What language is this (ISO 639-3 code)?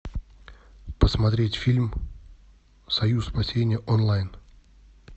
rus